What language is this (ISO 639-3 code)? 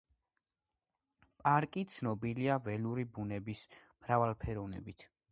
kat